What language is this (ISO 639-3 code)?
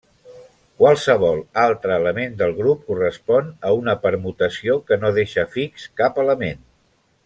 cat